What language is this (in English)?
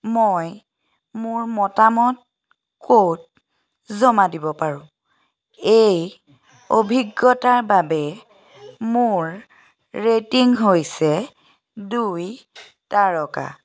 Assamese